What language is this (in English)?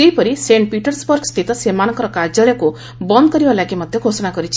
Odia